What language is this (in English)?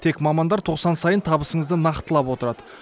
Kazakh